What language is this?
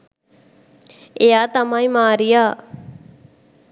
Sinhala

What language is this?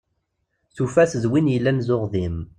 Kabyle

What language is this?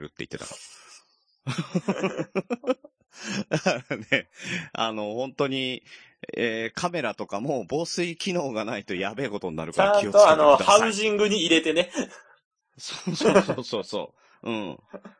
Japanese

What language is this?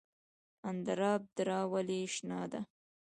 Pashto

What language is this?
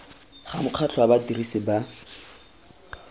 Tswana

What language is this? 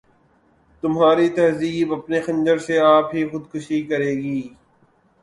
Urdu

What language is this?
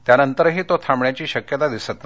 Marathi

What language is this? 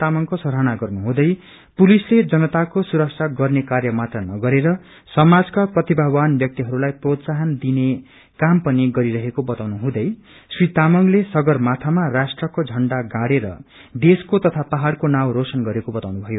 Nepali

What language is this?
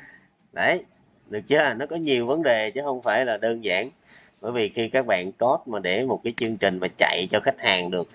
Vietnamese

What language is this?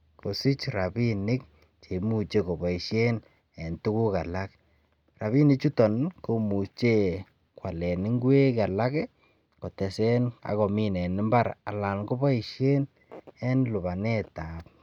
Kalenjin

